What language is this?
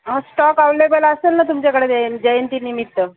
Marathi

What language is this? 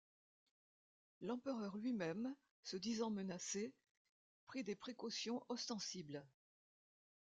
French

